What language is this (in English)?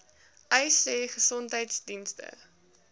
Afrikaans